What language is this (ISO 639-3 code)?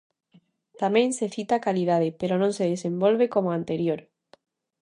glg